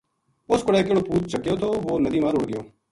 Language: Gujari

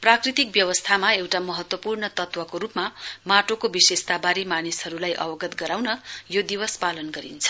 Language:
Nepali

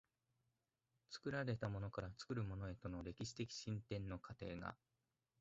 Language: Japanese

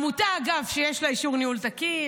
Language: Hebrew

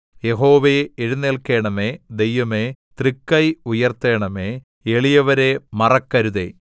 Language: Malayalam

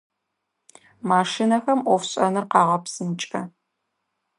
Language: Adyghe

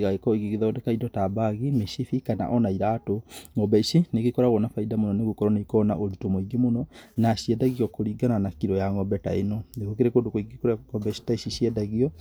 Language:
Kikuyu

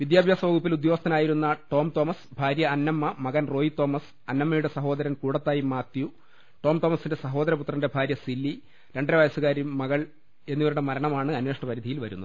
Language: Malayalam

